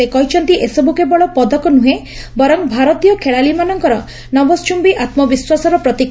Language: Odia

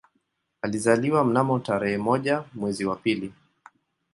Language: Swahili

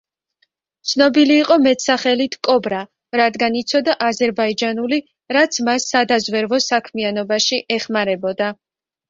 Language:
Georgian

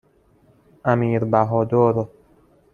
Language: Persian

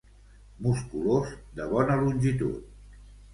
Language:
Catalan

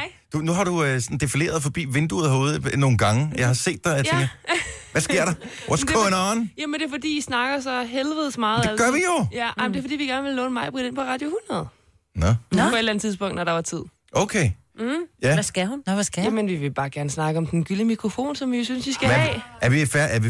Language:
Danish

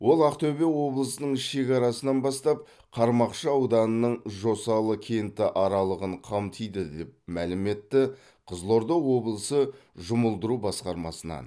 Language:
Kazakh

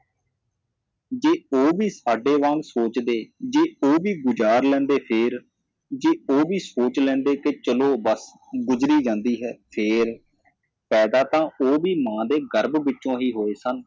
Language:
Punjabi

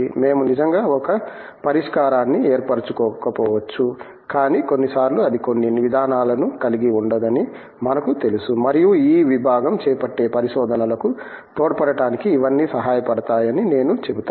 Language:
Telugu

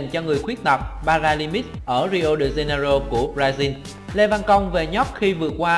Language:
Vietnamese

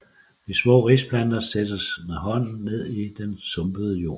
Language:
Danish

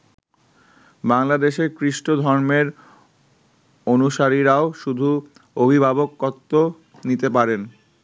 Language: Bangla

